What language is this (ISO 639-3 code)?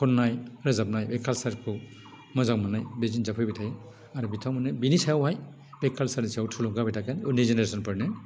brx